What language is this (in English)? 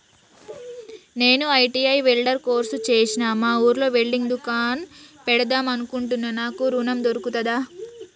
Telugu